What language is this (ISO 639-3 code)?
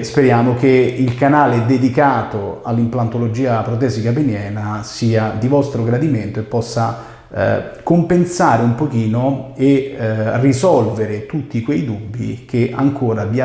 ita